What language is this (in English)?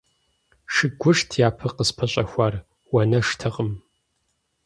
Kabardian